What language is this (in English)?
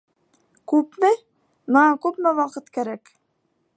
Bashkir